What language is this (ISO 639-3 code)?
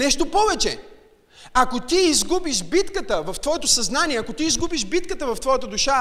bul